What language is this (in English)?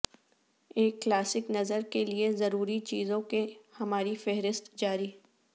Urdu